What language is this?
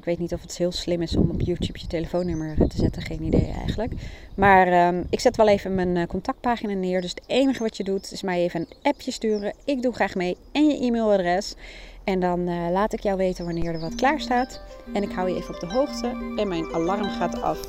Dutch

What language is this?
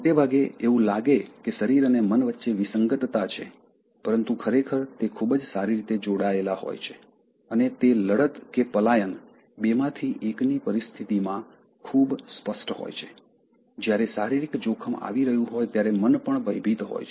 Gujarati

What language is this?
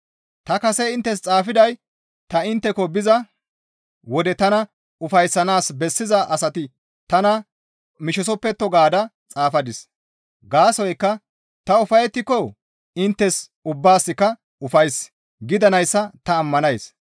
Gamo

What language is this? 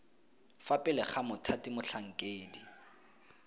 Tswana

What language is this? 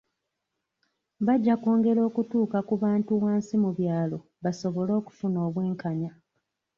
Ganda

